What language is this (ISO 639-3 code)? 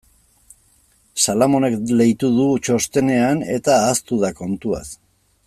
eus